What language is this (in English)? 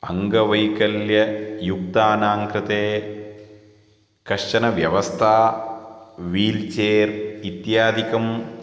Sanskrit